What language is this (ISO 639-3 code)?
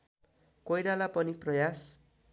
nep